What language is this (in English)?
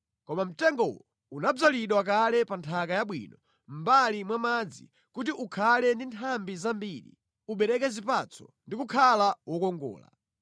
Nyanja